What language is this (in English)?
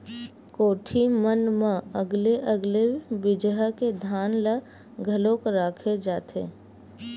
Chhattisgarhi